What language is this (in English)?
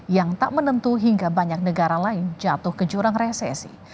Indonesian